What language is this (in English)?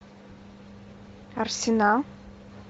Russian